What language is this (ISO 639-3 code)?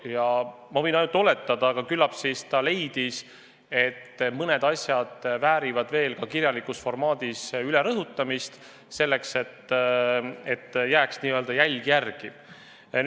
est